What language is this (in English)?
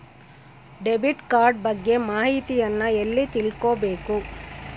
Kannada